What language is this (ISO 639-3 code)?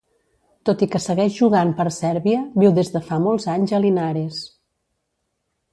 cat